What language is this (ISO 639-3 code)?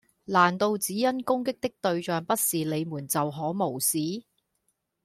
yue